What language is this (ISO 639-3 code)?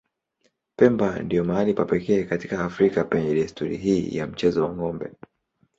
swa